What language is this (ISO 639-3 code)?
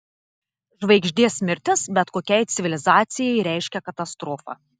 lit